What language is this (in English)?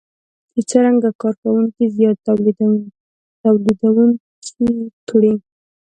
Pashto